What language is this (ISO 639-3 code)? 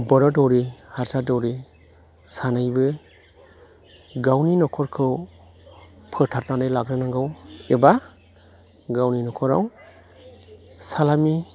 brx